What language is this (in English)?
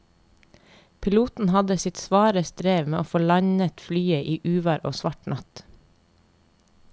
Norwegian